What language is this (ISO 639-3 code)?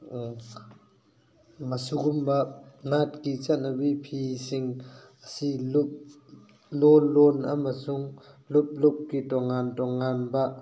mni